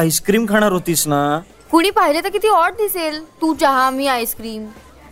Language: Marathi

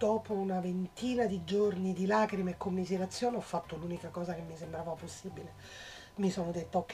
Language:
Italian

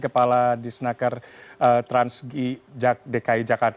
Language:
Indonesian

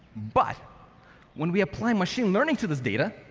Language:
English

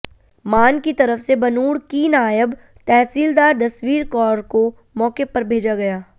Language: Hindi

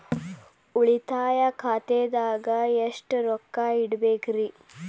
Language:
Kannada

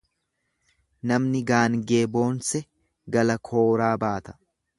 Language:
Oromo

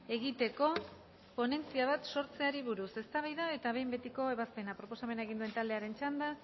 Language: Basque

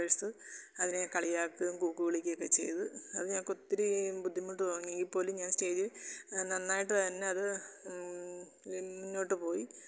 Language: Malayalam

